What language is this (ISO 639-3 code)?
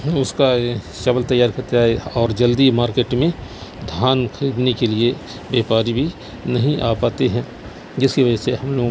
urd